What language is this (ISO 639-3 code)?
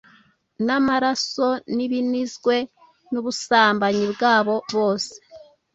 kin